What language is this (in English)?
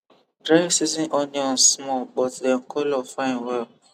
Nigerian Pidgin